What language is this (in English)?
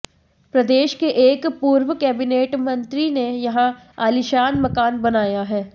Hindi